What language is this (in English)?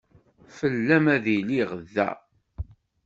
Kabyle